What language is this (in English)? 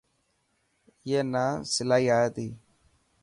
Dhatki